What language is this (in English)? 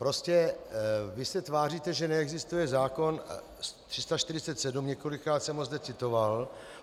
Czech